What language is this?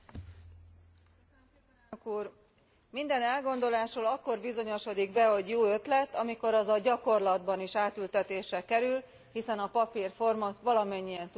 Hungarian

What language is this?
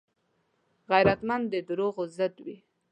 Pashto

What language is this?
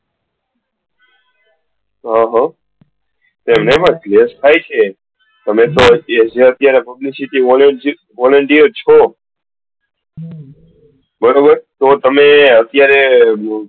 Gujarati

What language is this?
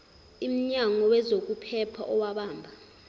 Zulu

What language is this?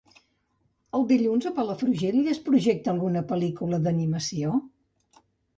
Catalan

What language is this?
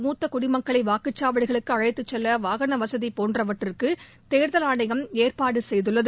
Tamil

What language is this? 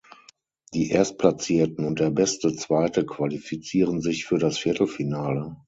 German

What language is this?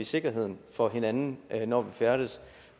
Danish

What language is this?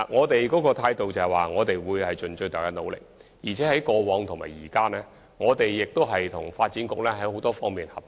Cantonese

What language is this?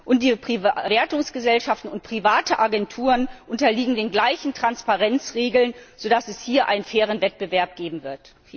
German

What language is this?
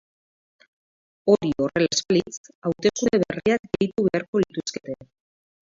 Basque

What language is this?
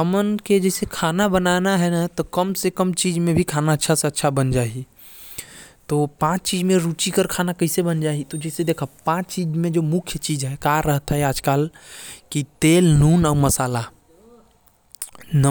Korwa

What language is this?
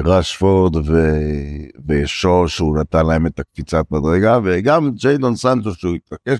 Hebrew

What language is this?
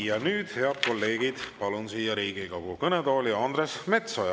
Estonian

